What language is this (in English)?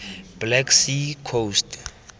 Tswana